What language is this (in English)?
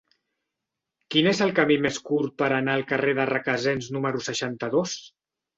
Catalan